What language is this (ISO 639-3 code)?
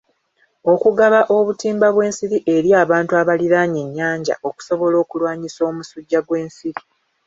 lug